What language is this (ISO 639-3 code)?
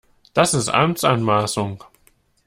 deu